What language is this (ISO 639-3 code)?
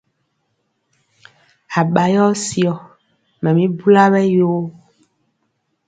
mcx